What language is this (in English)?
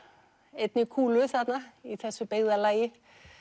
Icelandic